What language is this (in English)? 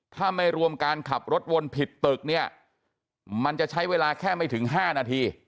Thai